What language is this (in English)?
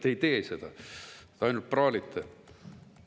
Estonian